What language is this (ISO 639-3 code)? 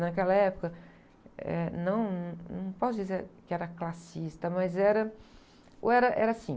por